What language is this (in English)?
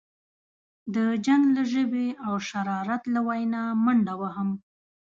Pashto